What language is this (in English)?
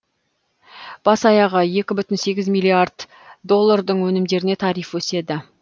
Kazakh